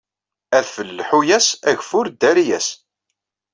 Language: Kabyle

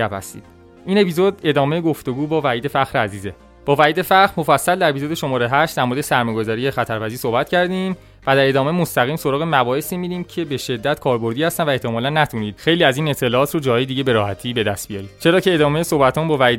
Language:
Persian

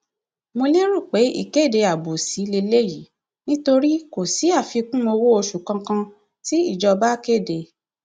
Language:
Yoruba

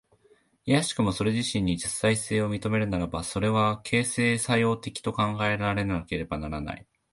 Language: Japanese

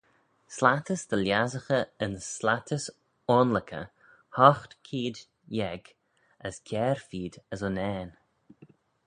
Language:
Manx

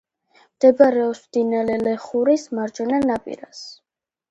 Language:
Georgian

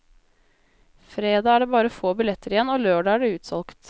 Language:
Norwegian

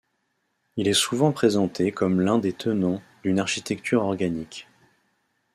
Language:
French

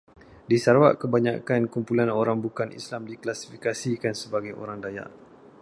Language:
Malay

